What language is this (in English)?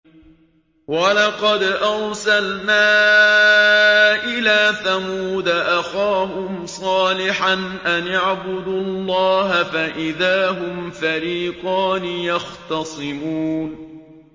Arabic